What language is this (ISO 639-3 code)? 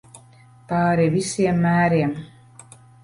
lav